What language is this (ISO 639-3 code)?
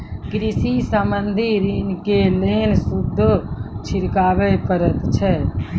mai